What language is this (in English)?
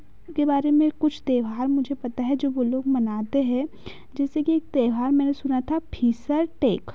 Hindi